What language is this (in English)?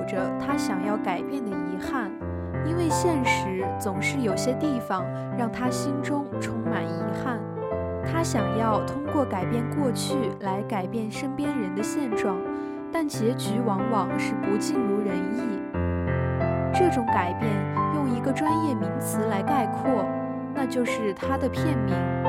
Chinese